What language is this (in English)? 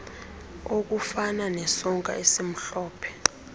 Xhosa